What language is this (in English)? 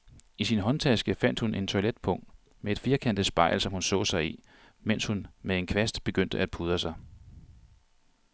Danish